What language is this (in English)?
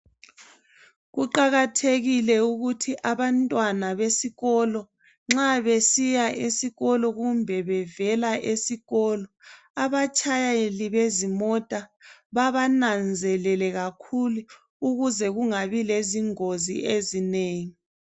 North Ndebele